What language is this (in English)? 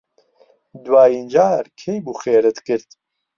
Central Kurdish